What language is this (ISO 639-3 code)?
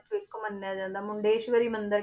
pan